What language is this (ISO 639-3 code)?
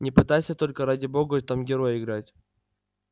rus